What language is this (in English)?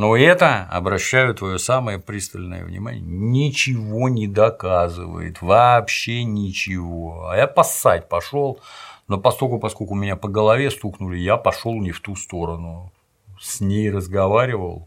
Russian